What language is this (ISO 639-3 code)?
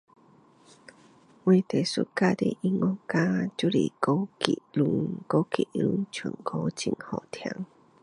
cdo